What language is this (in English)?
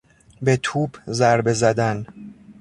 Persian